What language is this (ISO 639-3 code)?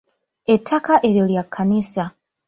lug